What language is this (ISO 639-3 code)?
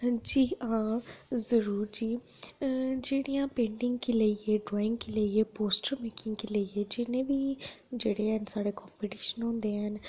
doi